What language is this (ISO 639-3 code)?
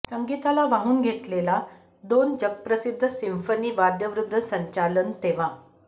mar